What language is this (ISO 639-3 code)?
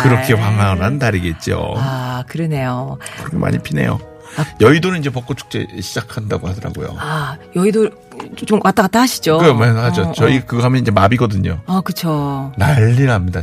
kor